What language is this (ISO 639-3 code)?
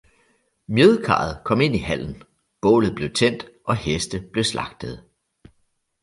dan